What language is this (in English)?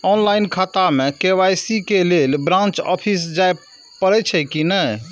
Maithili